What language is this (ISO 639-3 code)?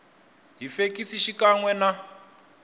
tso